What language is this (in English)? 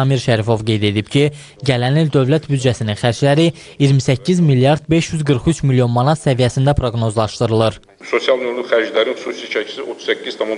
Turkish